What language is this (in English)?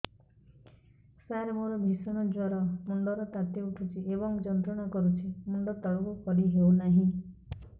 Odia